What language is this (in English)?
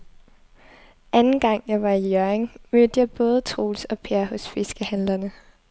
Danish